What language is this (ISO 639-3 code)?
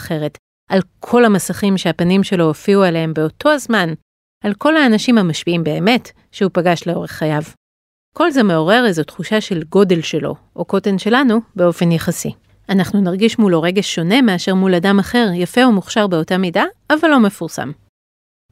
heb